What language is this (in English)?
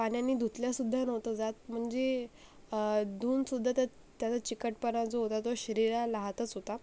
Marathi